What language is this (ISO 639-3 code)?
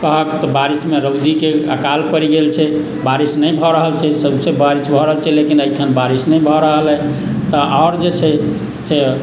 mai